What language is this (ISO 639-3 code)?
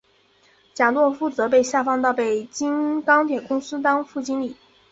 zho